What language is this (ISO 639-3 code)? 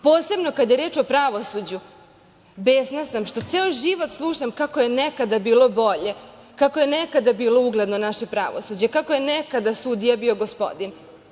srp